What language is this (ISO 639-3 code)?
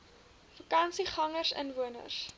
afr